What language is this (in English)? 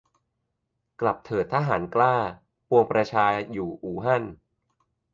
Thai